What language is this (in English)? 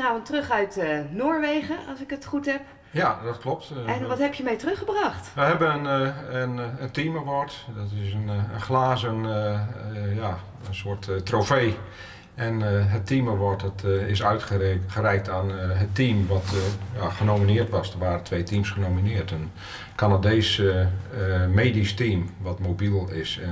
Dutch